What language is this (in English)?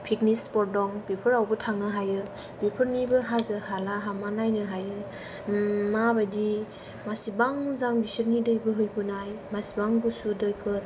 Bodo